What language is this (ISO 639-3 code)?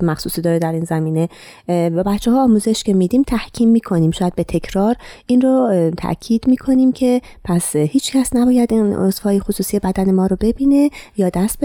fas